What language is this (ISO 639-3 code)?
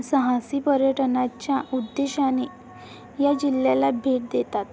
mar